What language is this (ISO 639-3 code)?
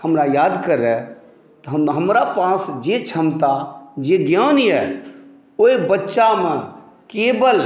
mai